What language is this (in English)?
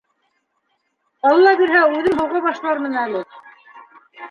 Bashkir